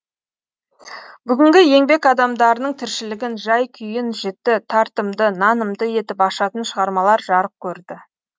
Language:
Kazakh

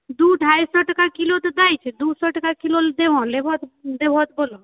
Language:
Maithili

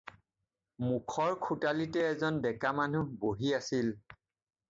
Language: Assamese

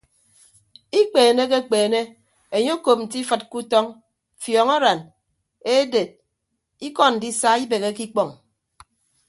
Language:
Ibibio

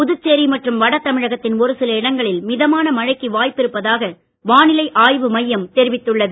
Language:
Tamil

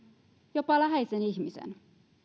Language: Finnish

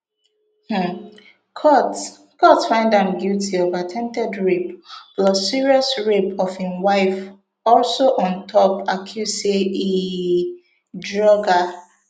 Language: Nigerian Pidgin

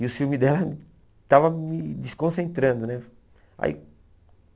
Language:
Portuguese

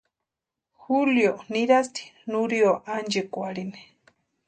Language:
Western Highland Purepecha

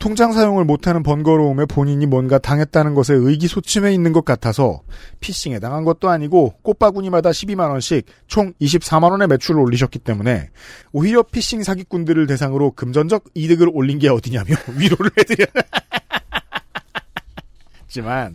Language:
Korean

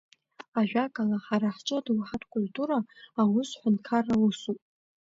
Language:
Abkhazian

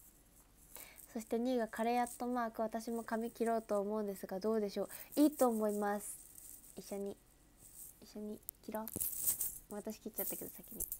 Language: Japanese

